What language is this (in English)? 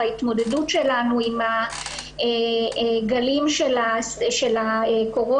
Hebrew